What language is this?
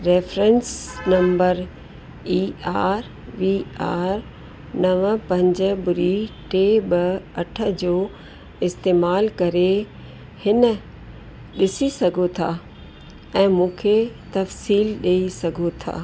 Sindhi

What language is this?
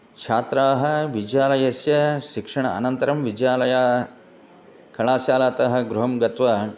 Sanskrit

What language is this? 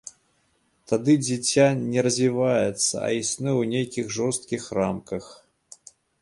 Belarusian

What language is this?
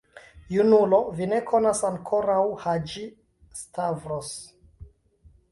Esperanto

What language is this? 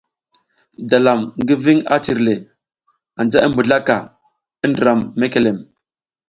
South Giziga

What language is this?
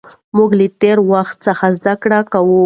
Pashto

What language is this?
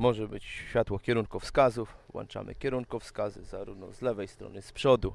Polish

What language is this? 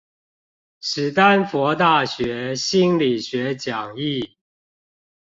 Chinese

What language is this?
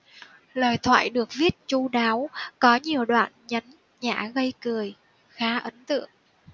Vietnamese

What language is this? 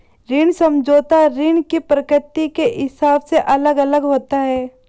Hindi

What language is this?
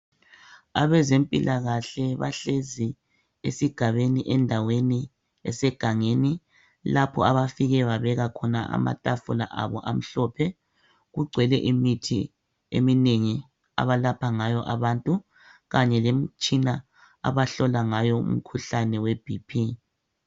North Ndebele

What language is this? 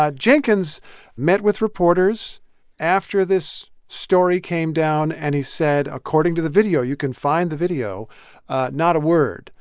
English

